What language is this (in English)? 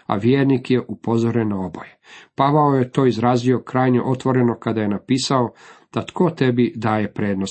Croatian